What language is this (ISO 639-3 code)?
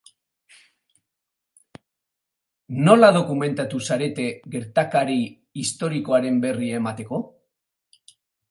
eus